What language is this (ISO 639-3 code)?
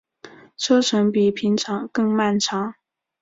zho